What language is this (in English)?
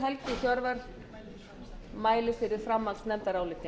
Icelandic